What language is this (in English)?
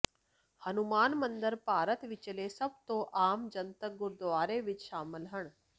Punjabi